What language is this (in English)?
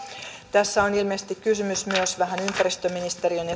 Finnish